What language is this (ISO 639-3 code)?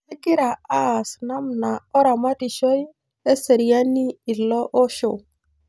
mas